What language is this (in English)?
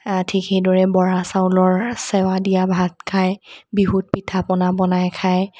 Assamese